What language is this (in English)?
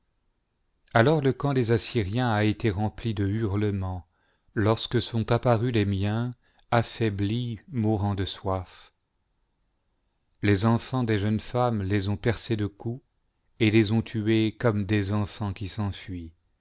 French